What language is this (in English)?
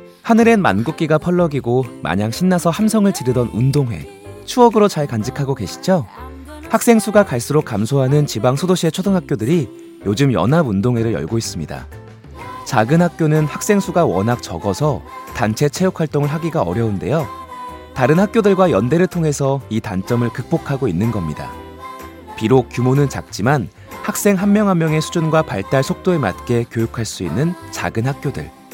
Korean